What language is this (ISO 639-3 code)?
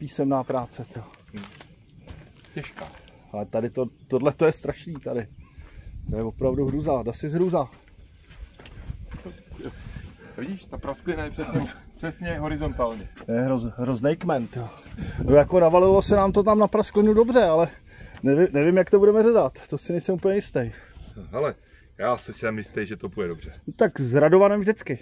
ces